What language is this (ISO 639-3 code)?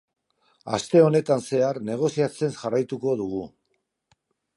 eus